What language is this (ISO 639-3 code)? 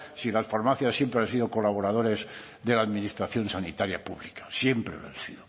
spa